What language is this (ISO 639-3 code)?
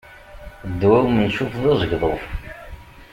kab